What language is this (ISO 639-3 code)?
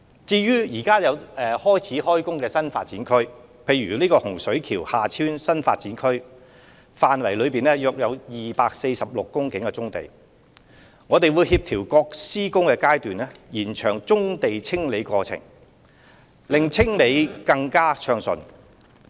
yue